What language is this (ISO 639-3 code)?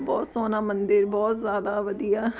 pan